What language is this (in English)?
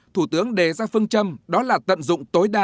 Vietnamese